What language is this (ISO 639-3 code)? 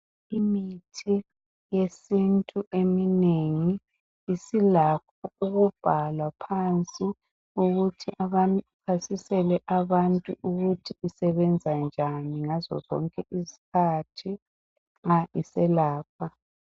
nde